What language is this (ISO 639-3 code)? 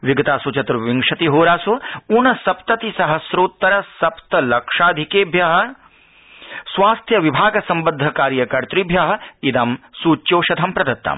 san